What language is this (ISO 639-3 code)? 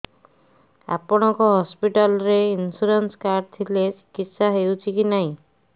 ori